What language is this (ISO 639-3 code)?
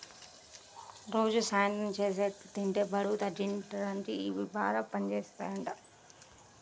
tel